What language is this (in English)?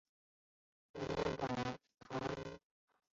Chinese